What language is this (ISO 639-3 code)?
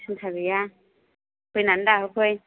brx